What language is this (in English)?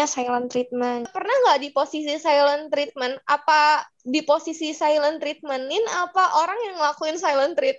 Indonesian